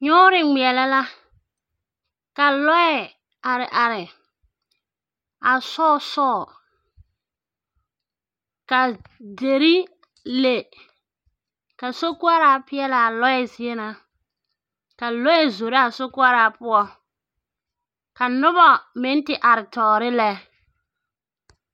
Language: Southern Dagaare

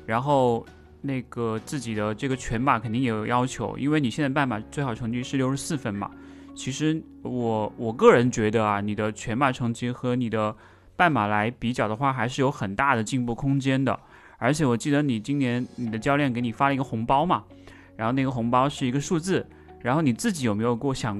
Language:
Chinese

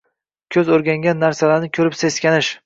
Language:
Uzbek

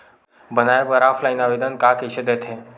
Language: Chhattisgarhi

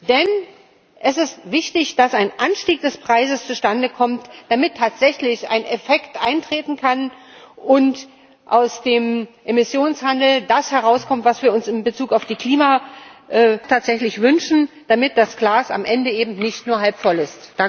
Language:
German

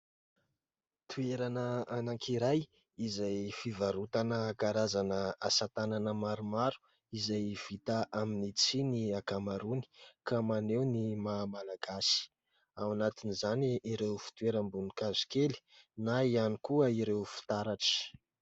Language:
Malagasy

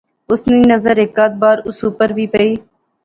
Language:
Pahari-Potwari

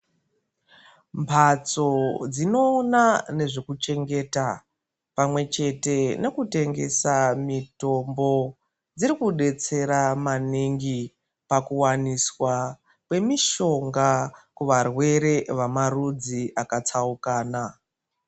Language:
Ndau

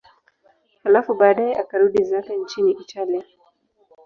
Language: Swahili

